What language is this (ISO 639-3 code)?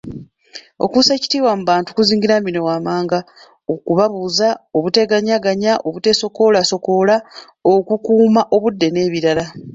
lug